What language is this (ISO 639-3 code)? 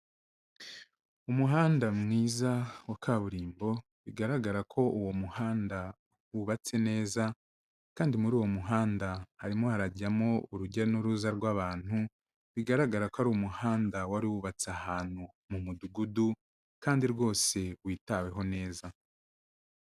kin